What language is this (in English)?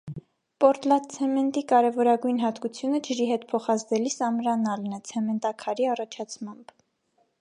Armenian